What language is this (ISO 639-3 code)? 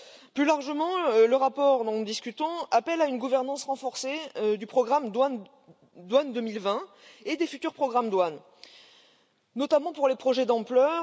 fra